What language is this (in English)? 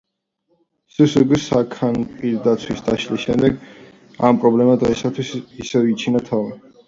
Georgian